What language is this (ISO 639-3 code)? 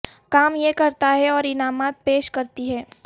urd